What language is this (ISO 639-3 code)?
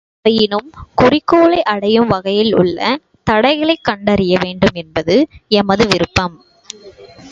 tam